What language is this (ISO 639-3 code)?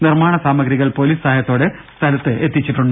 mal